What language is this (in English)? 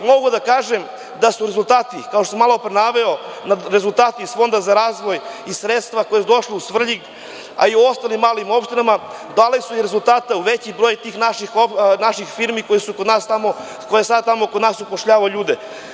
Serbian